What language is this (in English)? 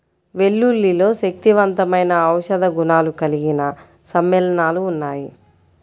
Telugu